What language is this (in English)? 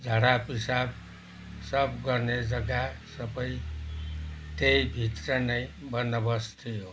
Nepali